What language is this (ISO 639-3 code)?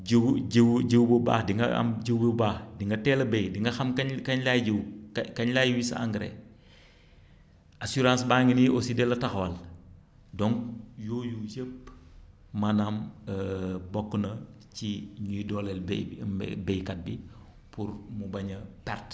wol